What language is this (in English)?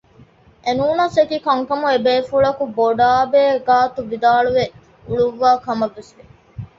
Divehi